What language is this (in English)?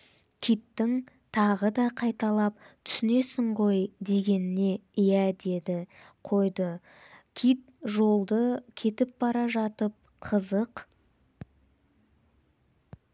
Kazakh